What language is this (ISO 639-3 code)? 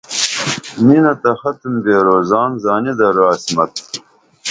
dml